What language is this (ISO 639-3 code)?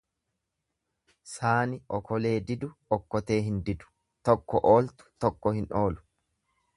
orm